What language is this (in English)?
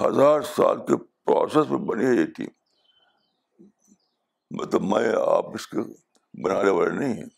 Urdu